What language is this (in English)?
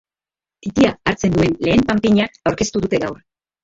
Basque